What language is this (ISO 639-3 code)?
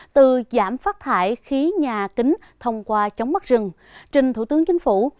vie